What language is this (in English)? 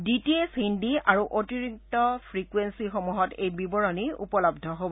Assamese